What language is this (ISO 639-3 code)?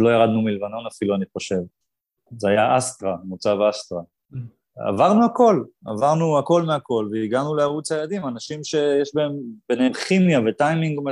heb